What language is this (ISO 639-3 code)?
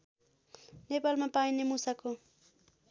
nep